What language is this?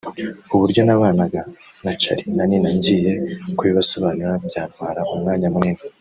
Kinyarwanda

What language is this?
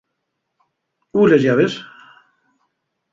Asturian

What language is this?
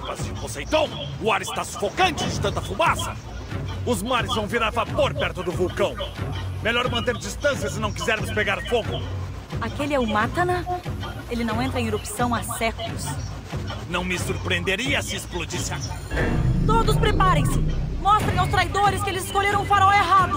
Portuguese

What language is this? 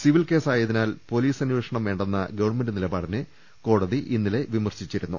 Malayalam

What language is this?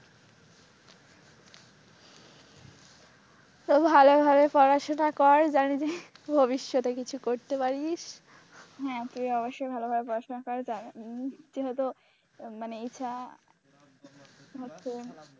Bangla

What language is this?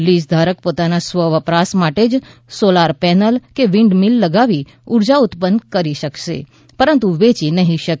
Gujarati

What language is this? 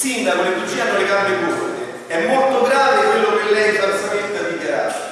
Italian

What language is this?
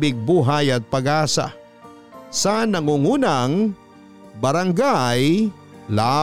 Filipino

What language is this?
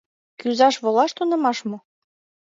Mari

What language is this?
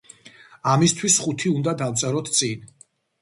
Georgian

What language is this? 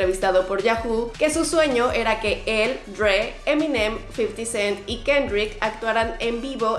Spanish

